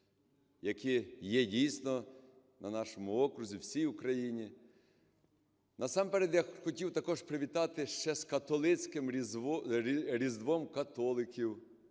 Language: Ukrainian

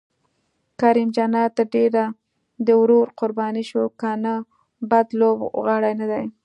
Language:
Pashto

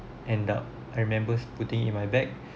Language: English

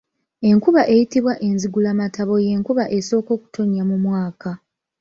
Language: Ganda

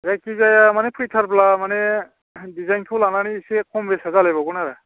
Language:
Bodo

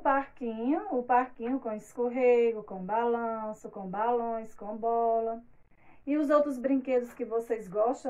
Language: Portuguese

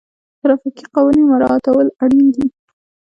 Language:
Pashto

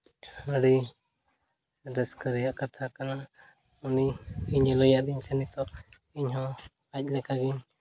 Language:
Santali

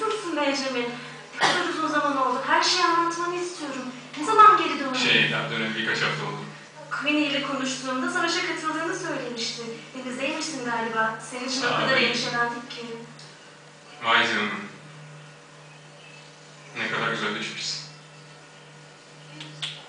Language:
Turkish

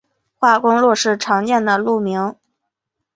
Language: Chinese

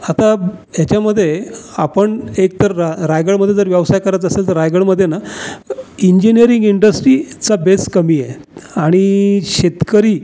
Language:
Marathi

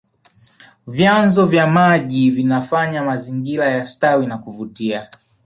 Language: Swahili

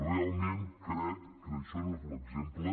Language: Catalan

